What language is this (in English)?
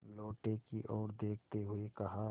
Hindi